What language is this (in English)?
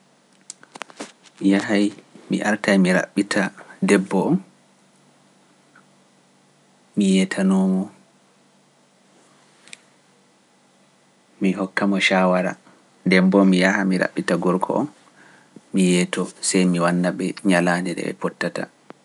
Pular